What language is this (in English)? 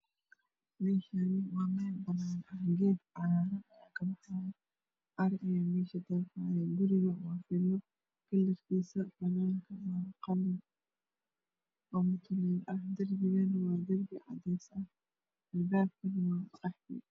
Somali